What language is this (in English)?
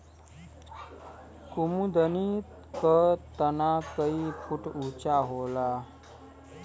Bhojpuri